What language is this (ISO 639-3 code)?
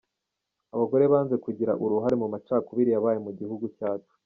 kin